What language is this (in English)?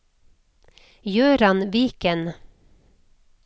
Norwegian